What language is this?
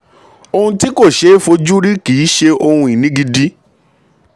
Yoruba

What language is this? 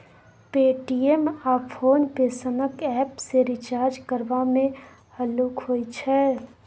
Maithili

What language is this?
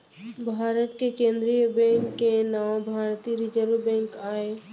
Chhattisgarhi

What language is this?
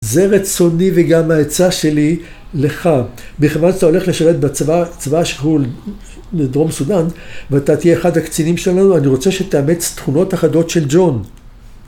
Hebrew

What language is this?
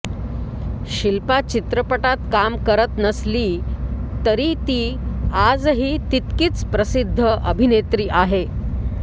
Marathi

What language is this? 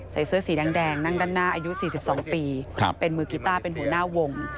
Thai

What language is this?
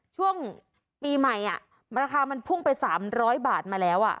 Thai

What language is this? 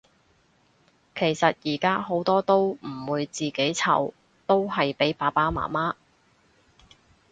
Cantonese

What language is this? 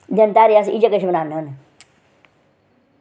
Dogri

